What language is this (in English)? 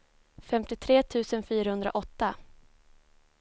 Swedish